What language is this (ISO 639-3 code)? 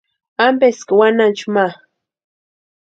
pua